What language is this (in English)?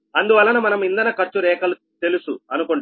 Telugu